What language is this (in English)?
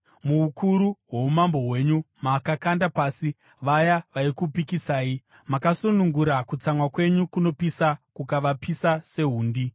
Shona